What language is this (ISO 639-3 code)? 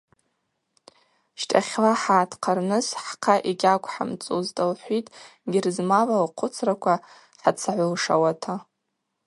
abq